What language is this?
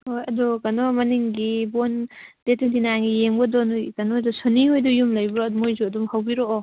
Manipuri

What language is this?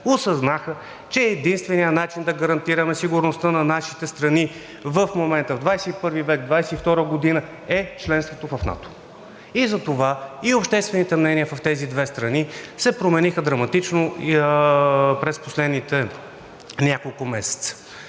Bulgarian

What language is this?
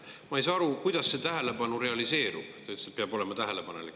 Estonian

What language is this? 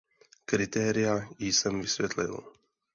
Czech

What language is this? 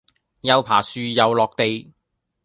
Cantonese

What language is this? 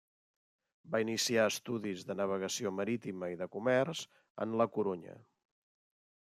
Catalan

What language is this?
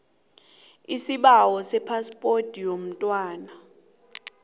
South Ndebele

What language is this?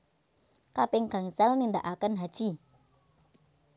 Javanese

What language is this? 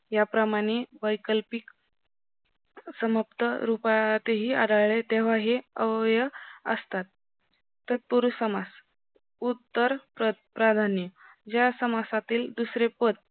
Marathi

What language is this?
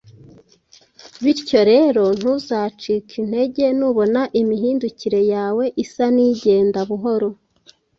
Kinyarwanda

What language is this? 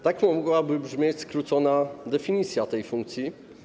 Polish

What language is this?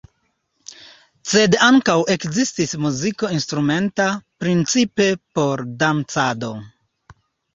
Esperanto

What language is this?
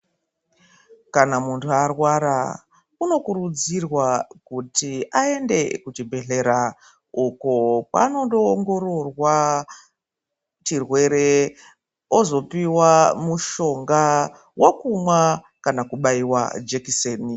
Ndau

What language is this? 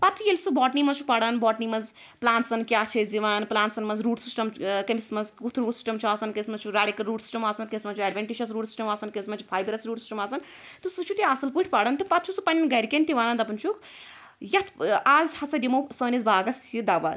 Kashmiri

